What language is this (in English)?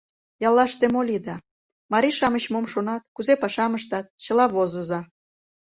Mari